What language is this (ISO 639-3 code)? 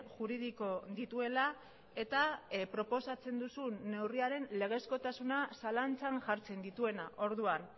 eus